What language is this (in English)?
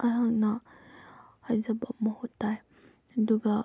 Manipuri